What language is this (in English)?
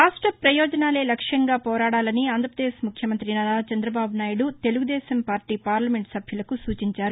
Telugu